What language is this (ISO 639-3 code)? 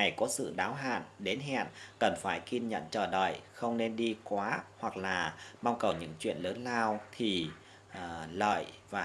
vie